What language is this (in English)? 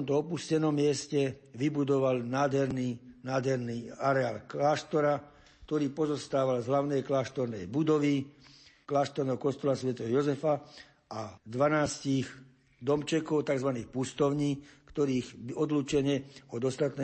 Slovak